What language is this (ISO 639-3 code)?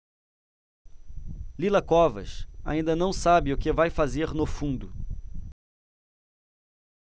por